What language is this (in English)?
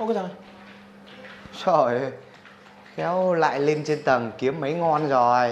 Vietnamese